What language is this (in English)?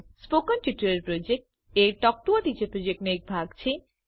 Gujarati